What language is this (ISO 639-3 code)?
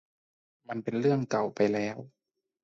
tha